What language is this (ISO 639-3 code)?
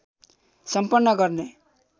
nep